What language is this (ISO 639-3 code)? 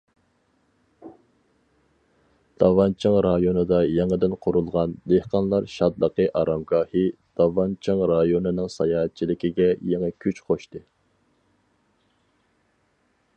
uig